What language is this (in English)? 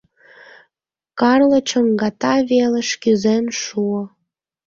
Mari